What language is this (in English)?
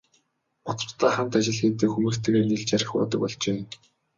Mongolian